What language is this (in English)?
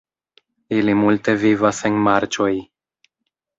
Esperanto